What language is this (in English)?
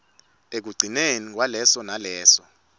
Swati